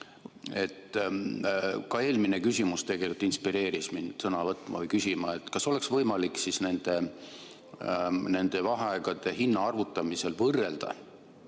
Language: Estonian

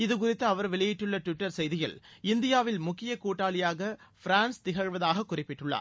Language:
Tamil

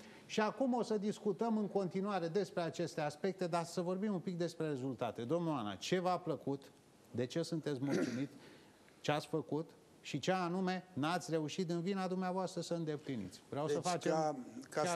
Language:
Romanian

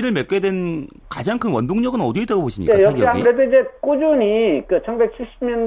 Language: Korean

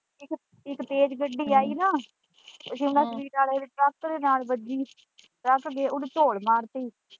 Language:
Punjabi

